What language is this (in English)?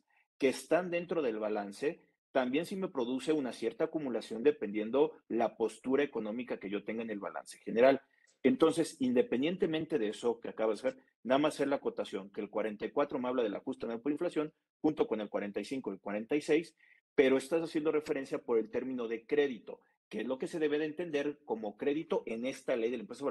Spanish